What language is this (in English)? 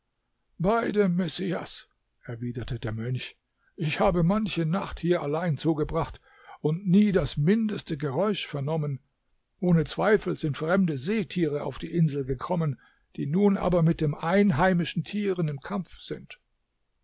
German